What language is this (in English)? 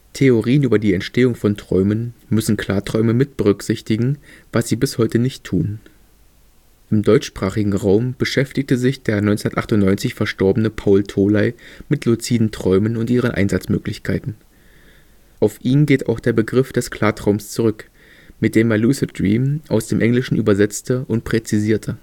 German